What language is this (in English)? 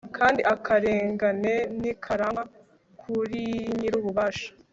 Kinyarwanda